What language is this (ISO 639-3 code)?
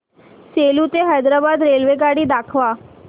mar